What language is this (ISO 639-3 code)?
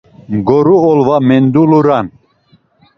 lzz